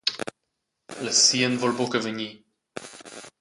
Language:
Romansh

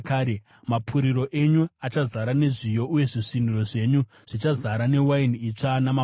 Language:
Shona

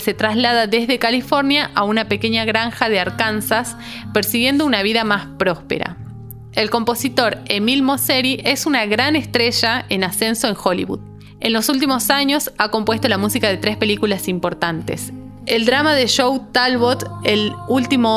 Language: Spanish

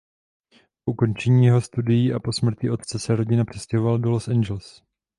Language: Czech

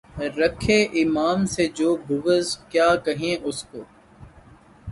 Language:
Urdu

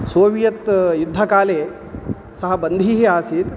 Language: Sanskrit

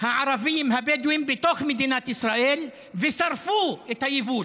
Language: Hebrew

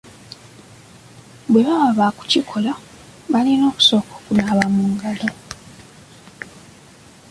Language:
Ganda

